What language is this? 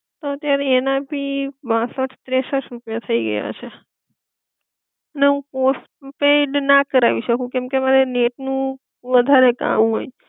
Gujarati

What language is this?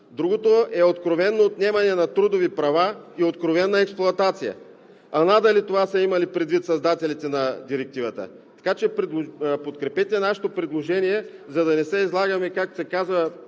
Bulgarian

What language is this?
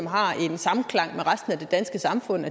Danish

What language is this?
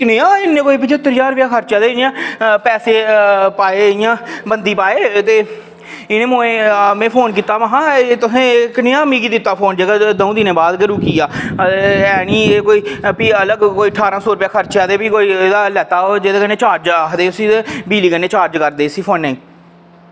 Dogri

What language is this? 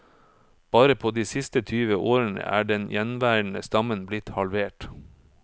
Norwegian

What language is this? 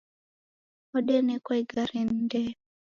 Taita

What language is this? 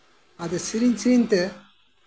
Santali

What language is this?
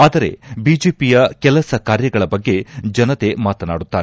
Kannada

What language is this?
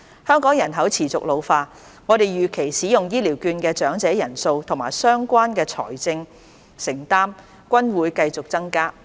Cantonese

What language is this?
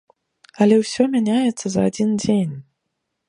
Belarusian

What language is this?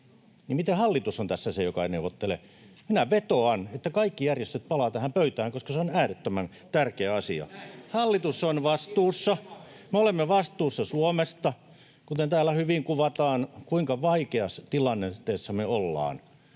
Finnish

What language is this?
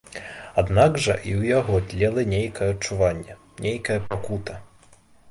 Belarusian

